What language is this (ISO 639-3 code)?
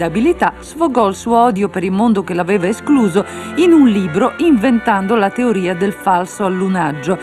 ita